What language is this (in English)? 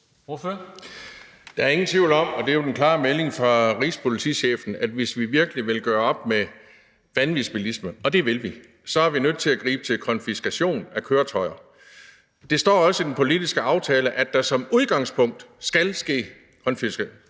Danish